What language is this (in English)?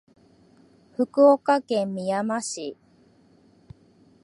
Japanese